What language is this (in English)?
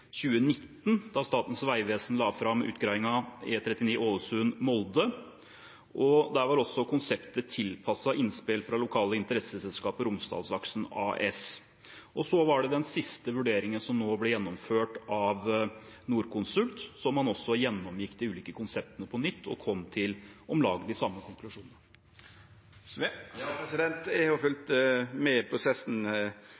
Norwegian